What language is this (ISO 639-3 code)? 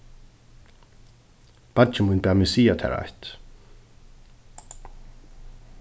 fao